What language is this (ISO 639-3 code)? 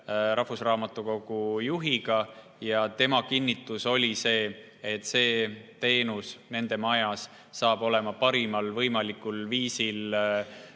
est